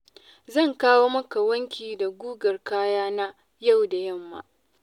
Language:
Hausa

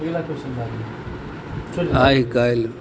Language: Maithili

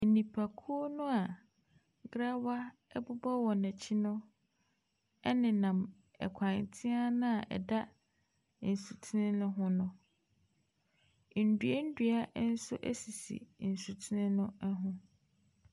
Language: Akan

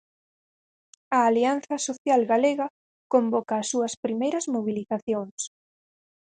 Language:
Galician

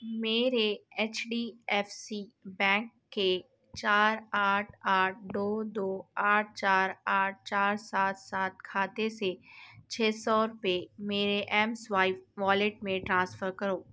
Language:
Urdu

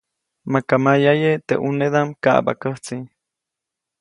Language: Copainalá Zoque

